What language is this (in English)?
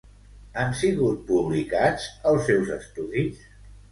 Catalan